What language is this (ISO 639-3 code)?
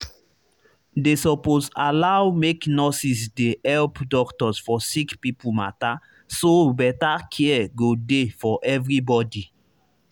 pcm